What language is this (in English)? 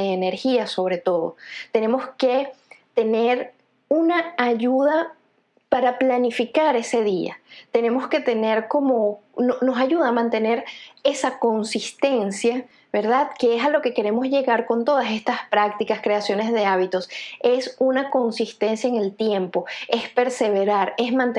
Spanish